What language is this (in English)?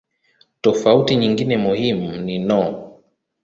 Swahili